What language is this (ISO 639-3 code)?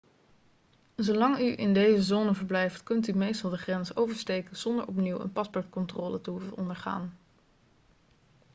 nld